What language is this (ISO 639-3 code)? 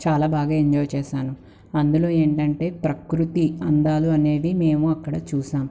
tel